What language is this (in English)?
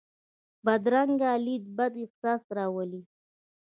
Pashto